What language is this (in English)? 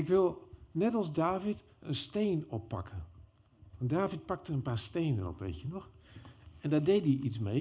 Dutch